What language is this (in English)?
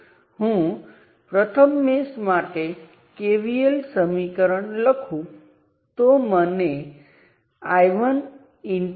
Gujarati